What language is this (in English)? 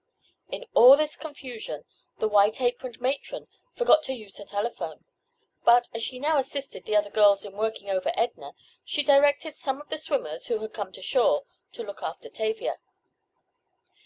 English